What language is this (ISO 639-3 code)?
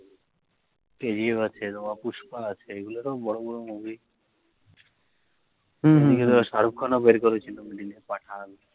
ben